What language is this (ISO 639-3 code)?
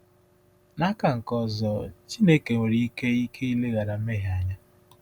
ibo